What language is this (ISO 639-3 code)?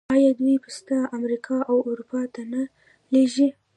pus